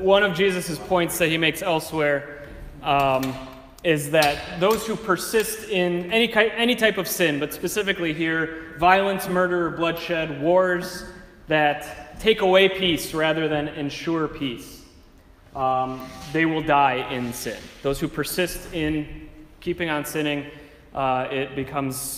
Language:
English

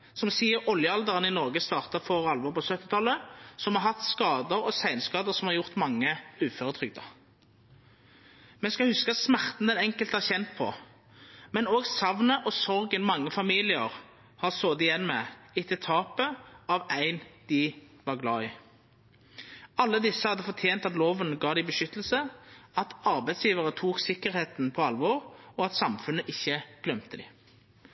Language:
Norwegian Nynorsk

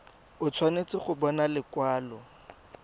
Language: Tswana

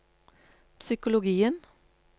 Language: Norwegian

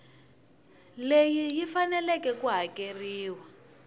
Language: Tsonga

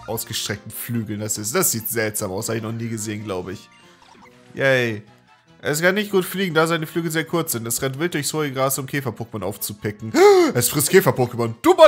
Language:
German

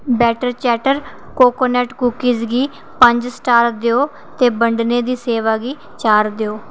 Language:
Dogri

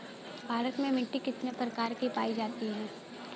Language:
Bhojpuri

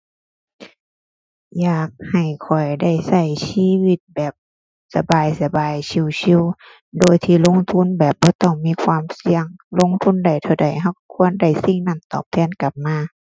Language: Thai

